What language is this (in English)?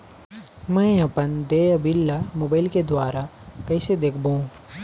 Chhattisgarhi